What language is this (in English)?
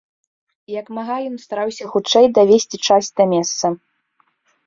Belarusian